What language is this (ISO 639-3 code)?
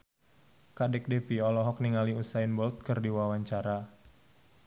sun